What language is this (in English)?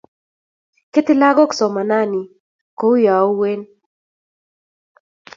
Kalenjin